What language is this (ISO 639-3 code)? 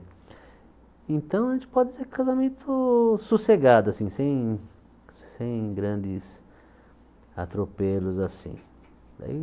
por